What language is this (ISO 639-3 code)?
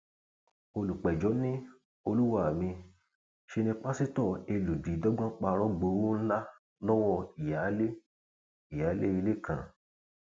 yor